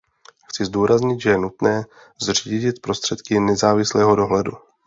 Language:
Czech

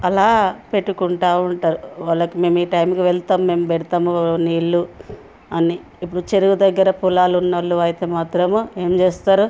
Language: Telugu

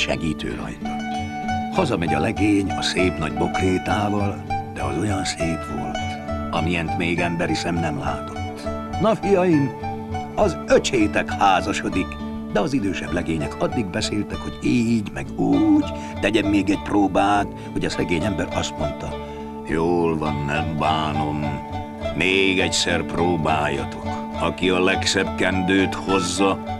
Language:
Hungarian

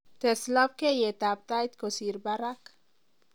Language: Kalenjin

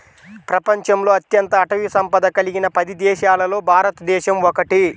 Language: Telugu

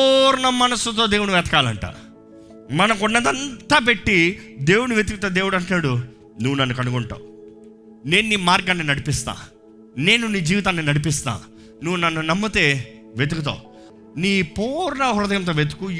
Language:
Telugu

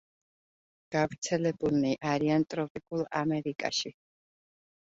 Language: Georgian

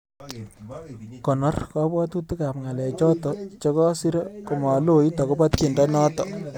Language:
Kalenjin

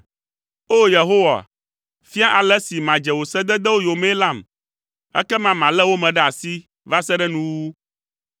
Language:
Ewe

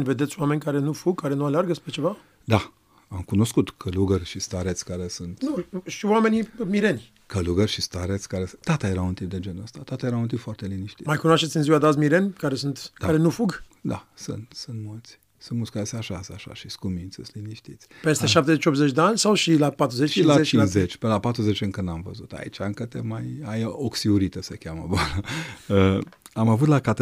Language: Romanian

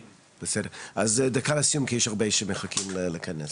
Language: Hebrew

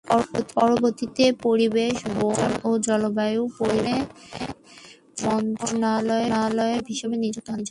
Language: Bangla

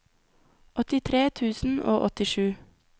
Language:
Norwegian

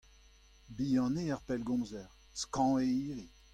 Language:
Breton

